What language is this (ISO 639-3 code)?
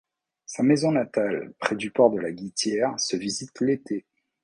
fra